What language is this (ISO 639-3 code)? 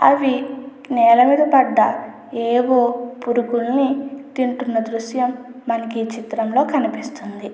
tel